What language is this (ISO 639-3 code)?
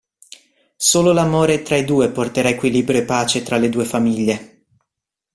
ita